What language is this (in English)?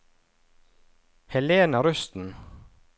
Norwegian